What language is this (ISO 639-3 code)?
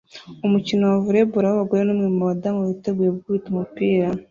kin